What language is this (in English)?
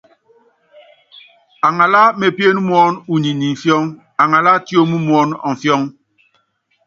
Yangben